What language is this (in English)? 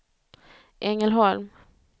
Swedish